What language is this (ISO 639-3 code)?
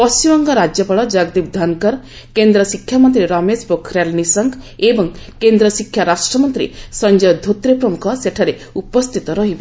ori